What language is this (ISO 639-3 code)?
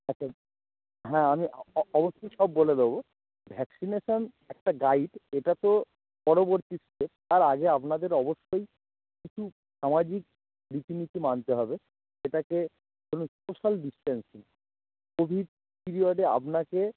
ben